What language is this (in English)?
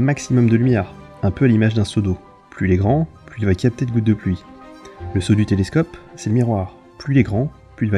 French